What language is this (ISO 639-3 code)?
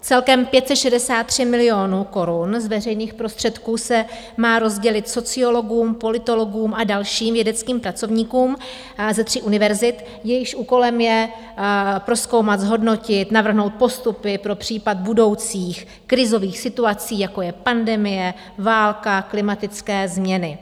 ces